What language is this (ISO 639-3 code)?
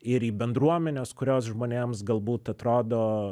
lit